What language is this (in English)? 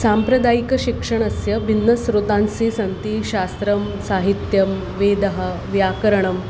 Sanskrit